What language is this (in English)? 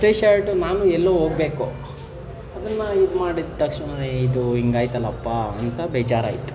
Kannada